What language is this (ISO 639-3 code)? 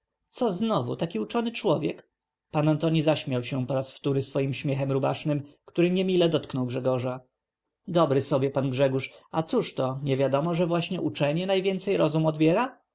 pol